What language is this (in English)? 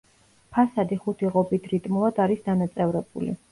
Georgian